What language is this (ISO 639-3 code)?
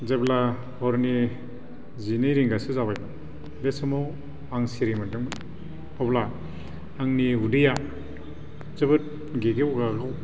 brx